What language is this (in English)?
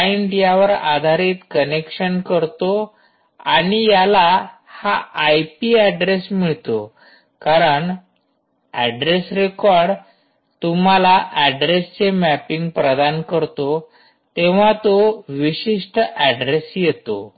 Marathi